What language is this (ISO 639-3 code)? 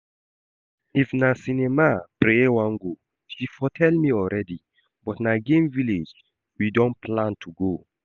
pcm